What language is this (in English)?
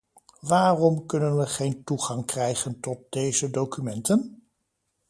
Dutch